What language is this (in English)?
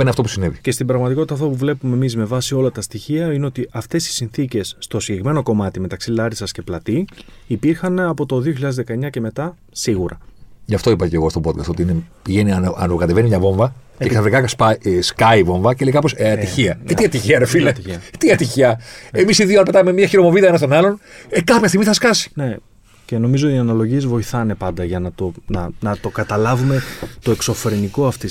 Greek